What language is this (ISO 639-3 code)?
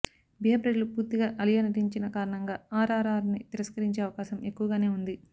tel